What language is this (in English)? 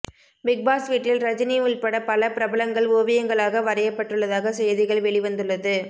Tamil